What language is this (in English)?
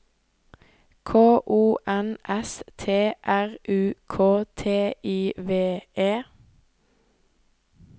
Norwegian